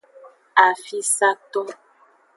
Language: Aja (Benin)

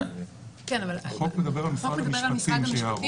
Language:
Hebrew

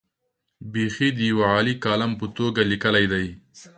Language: Pashto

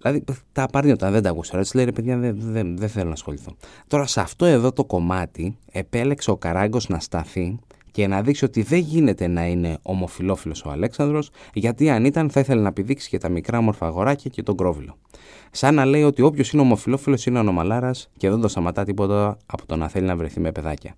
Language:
Greek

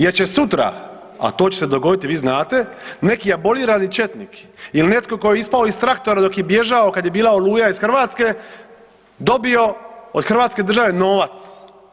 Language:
Croatian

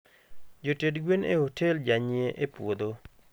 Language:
Luo (Kenya and Tanzania)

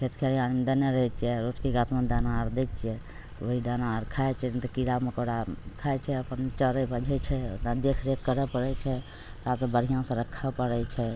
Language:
Maithili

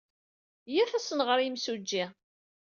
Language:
Kabyle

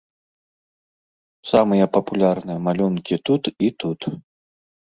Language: Belarusian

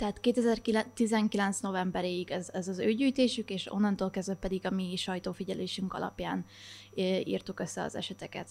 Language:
Hungarian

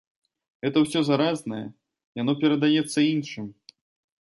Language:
Belarusian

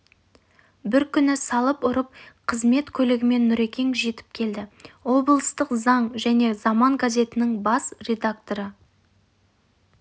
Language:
Kazakh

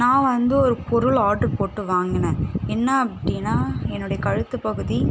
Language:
Tamil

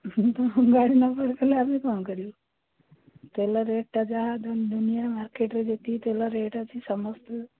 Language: Odia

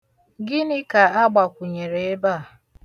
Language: Igbo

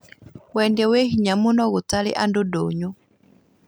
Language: Kikuyu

